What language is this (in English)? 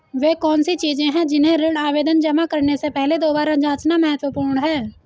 Hindi